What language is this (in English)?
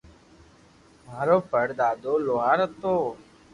Loarki